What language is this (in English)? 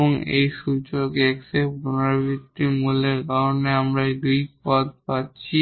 Bangla